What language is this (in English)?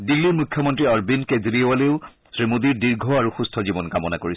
Assamese